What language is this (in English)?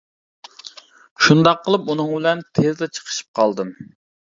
Uyghur